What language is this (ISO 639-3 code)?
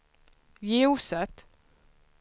swe